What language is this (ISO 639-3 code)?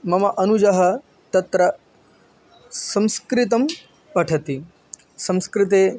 san